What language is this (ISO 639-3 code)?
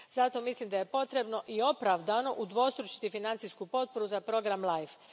hrv